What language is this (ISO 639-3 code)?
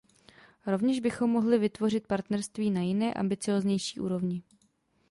ces